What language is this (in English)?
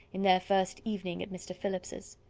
English